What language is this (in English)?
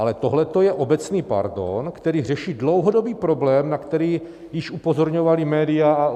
Czech